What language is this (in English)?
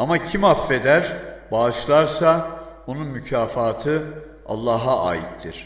Turkish